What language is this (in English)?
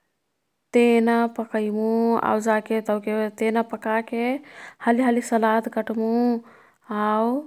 Kathoriya Tharu